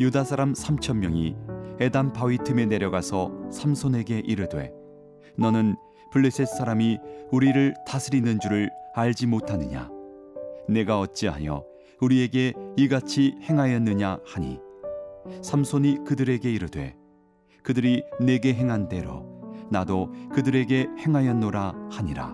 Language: Korean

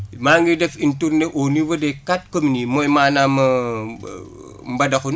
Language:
Wolof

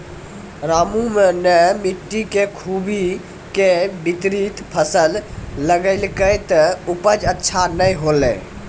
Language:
Maithili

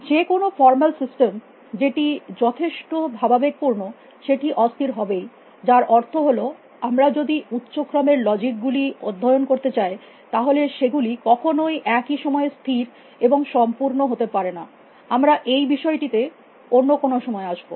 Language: Bangla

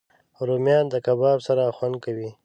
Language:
Pashto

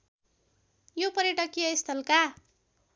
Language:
Nepali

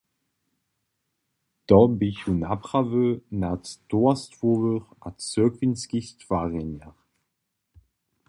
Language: Upper Sorbian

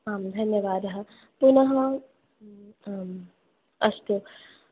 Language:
Sanskrit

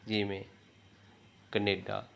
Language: Punjabi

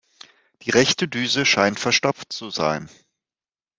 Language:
German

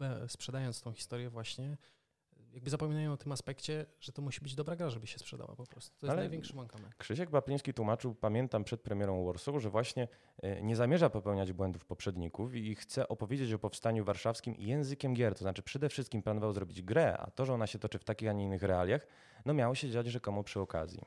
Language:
Polish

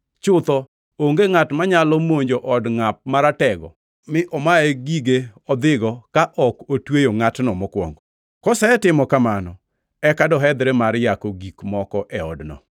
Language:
Luo (Kenya and Tanzania)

